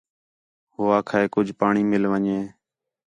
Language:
Khetrani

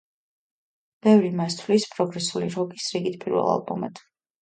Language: Georgian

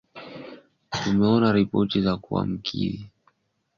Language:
Swahili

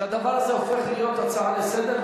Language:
Hebrew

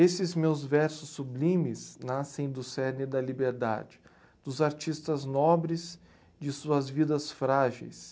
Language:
Portuguese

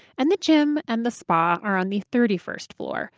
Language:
English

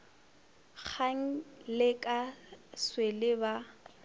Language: Northern Sotho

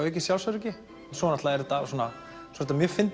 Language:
Icelandic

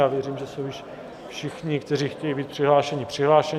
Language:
Czech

